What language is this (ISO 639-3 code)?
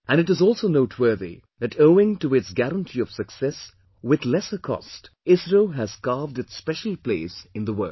eng